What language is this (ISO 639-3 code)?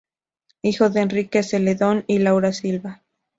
spa